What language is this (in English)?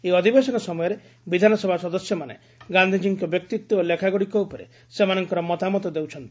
Odia